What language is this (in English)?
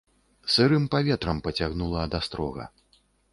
Belarusian